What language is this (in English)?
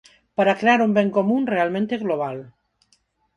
Galician